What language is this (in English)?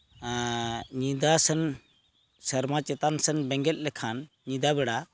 Santali